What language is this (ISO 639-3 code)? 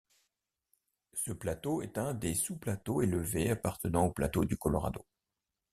fra